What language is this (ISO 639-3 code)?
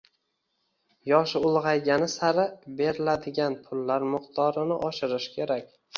uzb